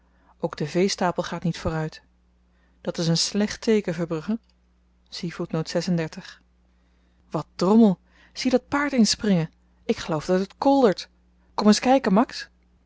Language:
Dutch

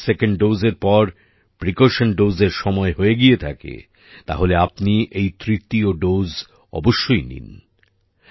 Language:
Bangla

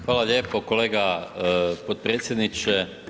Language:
Croatian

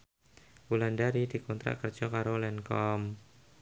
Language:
Javanese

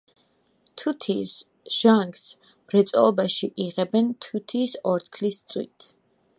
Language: Georgian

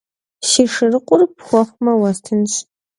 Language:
Kabardian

